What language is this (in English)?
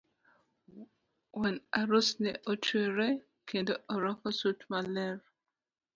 Luo (Kenya and Tanzania)